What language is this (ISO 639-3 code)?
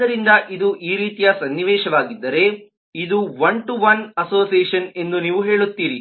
kan